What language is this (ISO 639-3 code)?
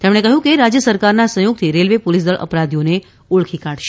guj